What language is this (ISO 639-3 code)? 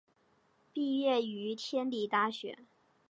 zho